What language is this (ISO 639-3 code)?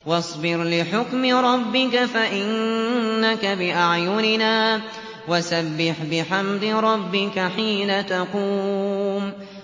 ara